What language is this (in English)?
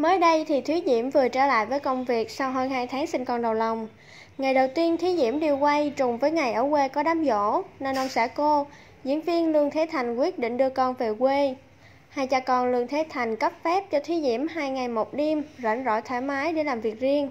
Vietnamese